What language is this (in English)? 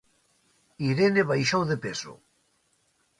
Galician